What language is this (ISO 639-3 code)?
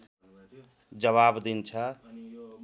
nep